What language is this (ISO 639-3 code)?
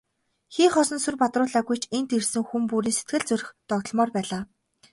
mon